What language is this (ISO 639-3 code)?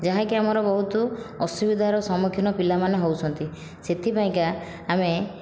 ori